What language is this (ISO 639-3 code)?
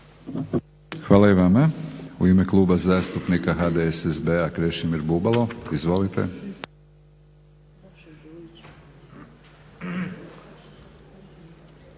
hrv